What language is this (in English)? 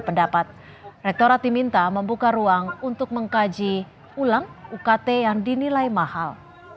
Indonesian